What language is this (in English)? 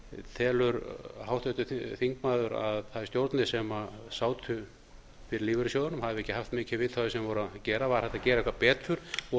Icelandic